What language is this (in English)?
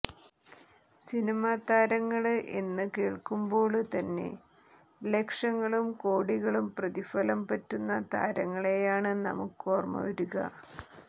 Malayalam